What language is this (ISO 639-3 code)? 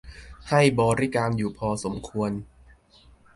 tha